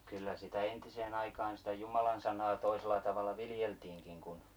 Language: Finnish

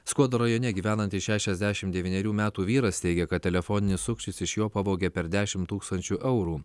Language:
Lithuanian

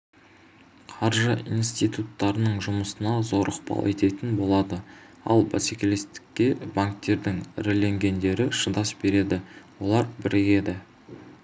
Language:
Kazakh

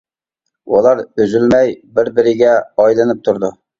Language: Uyghur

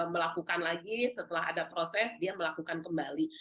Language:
Indonesian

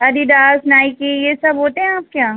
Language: Urdu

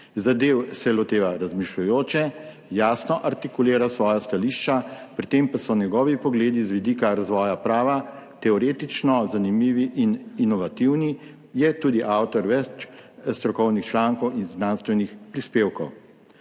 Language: Slovenian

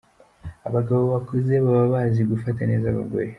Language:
Kinyarwanda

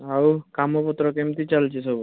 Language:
Odia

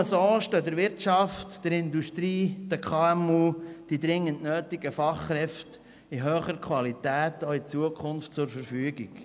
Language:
Swiss German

